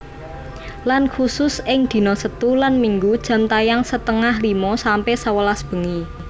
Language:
Javanese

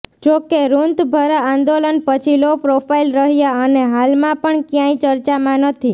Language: Gujarati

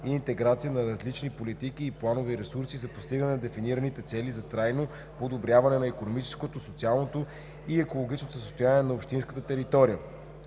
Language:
Bulgarian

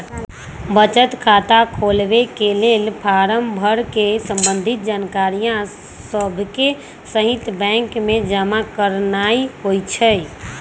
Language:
Magahi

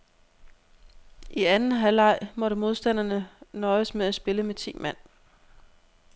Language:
Danish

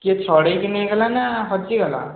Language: Odia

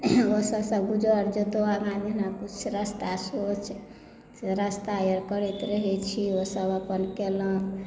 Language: Maithili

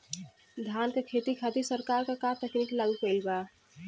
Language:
Bhojpuri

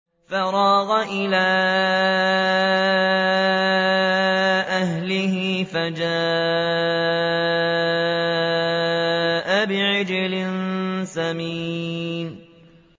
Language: Arabic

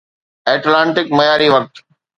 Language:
Sindhi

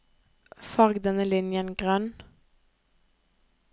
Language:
Norwegian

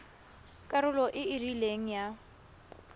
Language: Tswana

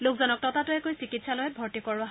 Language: Assamese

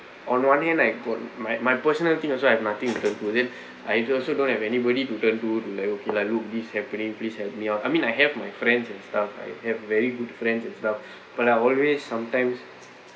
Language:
English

